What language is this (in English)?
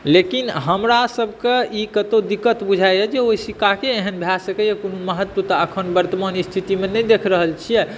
Maithili